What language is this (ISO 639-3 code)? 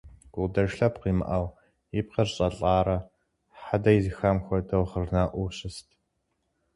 kbd